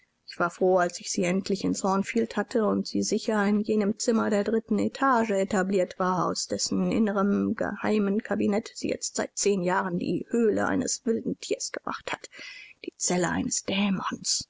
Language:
German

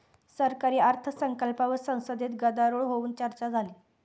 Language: Marathi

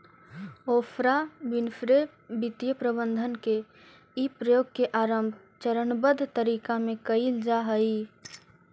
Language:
Magahi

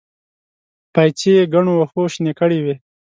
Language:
Pashto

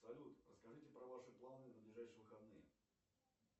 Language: Russian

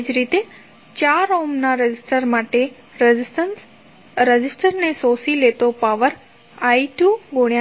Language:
Gujarati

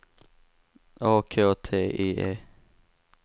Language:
Swedish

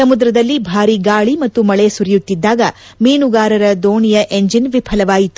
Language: Kannada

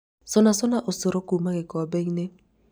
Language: Kikuyu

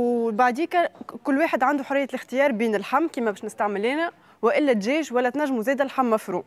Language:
Arabic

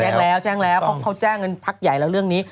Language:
Thai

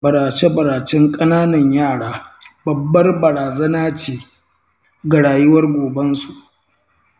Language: Hausa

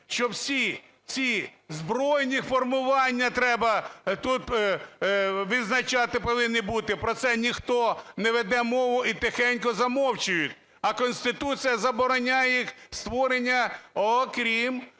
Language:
Ukrainian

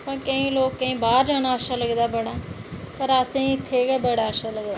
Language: Dogri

